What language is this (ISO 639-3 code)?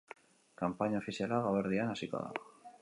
eus